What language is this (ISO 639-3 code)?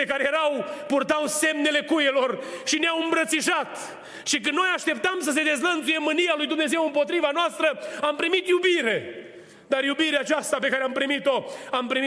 ron